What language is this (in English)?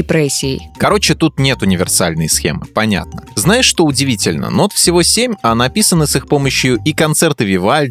Russian